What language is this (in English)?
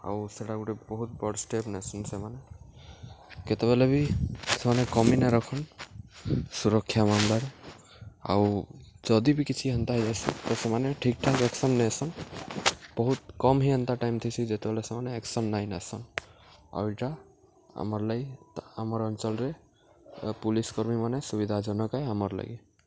Odia